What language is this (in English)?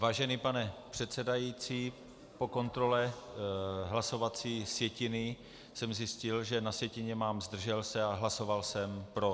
Czech